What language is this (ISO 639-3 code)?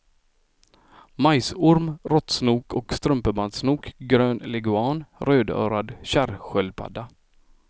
swe